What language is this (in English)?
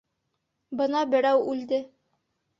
Bashkir